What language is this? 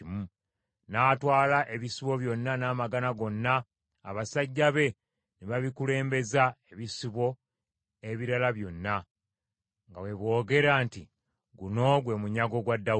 Ganda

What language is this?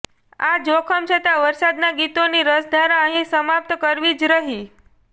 Gujarati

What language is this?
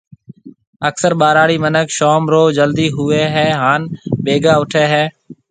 Marwari (Pakistan)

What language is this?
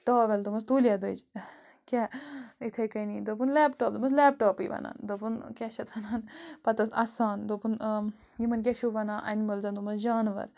Kashmiri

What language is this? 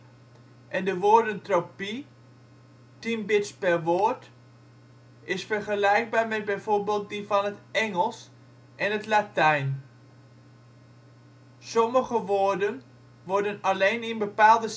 Dutch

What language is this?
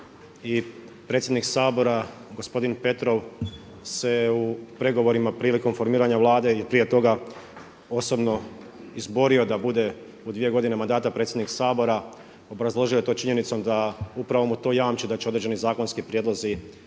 Croatian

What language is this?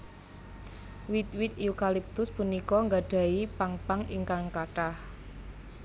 Javanese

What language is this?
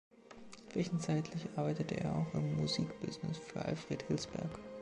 German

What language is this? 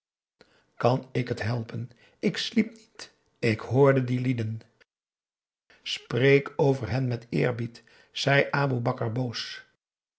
Dutch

